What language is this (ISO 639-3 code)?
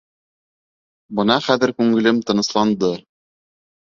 bak